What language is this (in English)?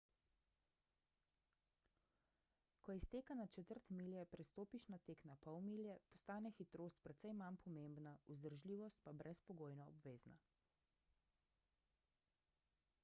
Slovenian